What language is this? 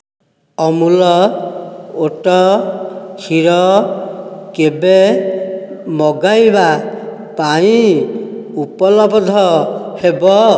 Odia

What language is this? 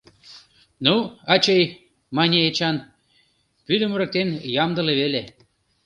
Mari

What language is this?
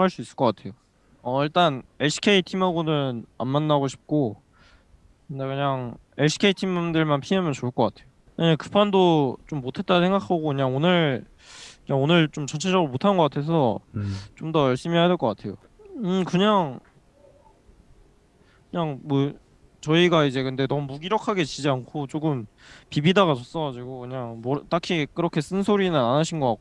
Korean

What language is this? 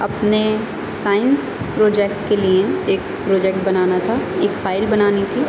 Urdu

